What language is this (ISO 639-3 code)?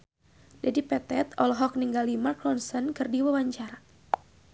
sun